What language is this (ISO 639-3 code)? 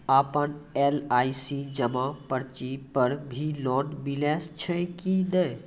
mai